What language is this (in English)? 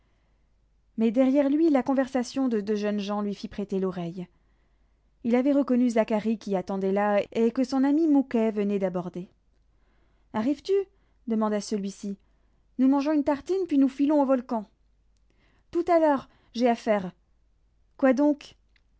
French